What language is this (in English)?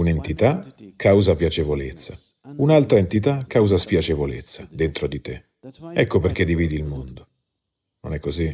Italian